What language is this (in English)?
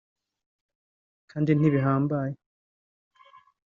Kinyarwanda